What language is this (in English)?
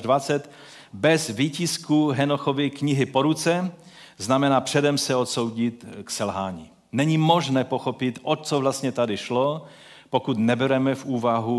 Czech